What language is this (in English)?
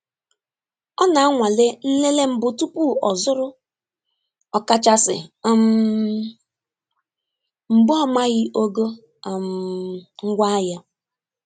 Igbo